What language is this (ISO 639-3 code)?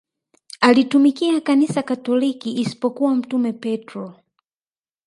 swa